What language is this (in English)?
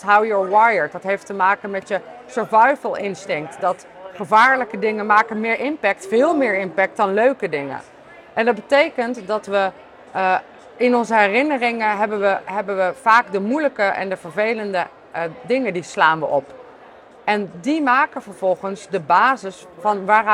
Dutch